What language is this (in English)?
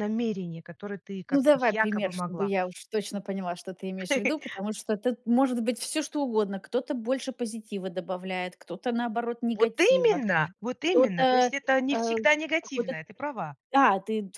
Russian